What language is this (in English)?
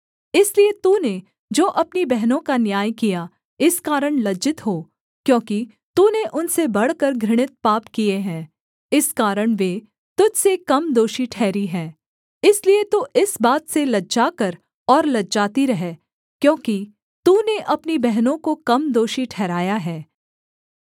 Hindi